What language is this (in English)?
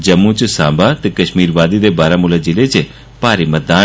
Dogri